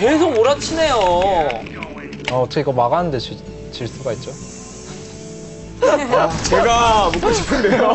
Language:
Korean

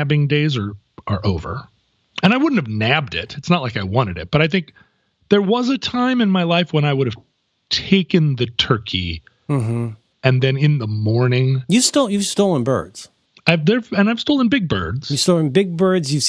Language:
English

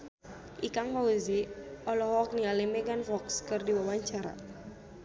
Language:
Sundanese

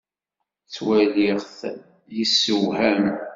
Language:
Kabyle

